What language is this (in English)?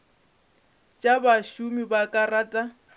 Northern Sotho